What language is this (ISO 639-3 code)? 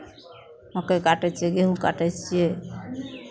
mai